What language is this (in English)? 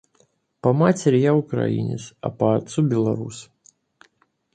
Russian